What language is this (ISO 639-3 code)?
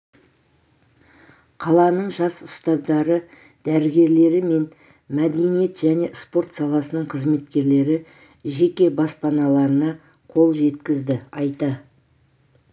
kaz